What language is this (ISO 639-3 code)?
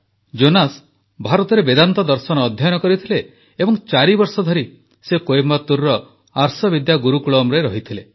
ori